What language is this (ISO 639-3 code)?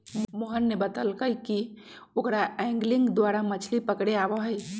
mag